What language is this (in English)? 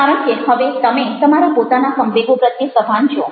Gujarati